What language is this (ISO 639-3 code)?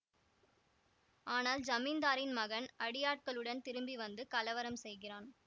tam